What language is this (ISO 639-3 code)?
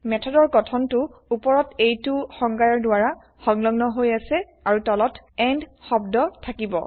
asm